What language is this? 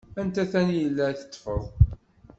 Kabyle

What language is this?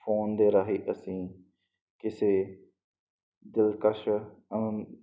Punjabi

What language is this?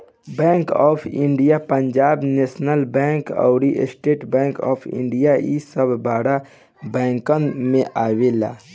Bhojpuri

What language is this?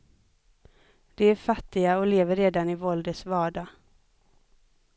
Swedish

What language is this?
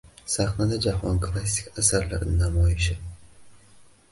Uzbek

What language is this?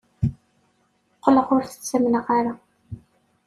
Kabyle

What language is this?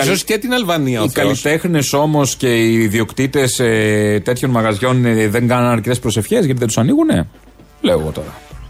Greek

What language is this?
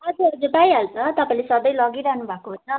Nepali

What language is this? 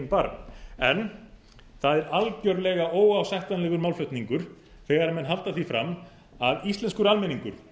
Icelandic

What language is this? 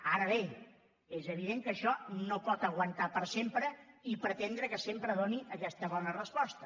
Catalan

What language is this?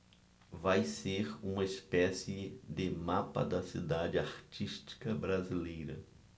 Portuguese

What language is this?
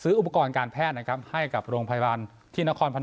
Thai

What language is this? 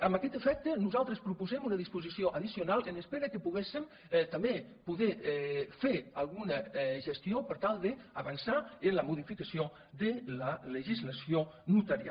Catalan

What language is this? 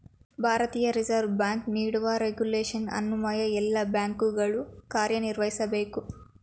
Kannada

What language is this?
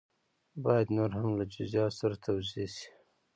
Pashto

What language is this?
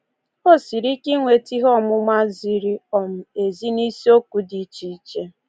Igbo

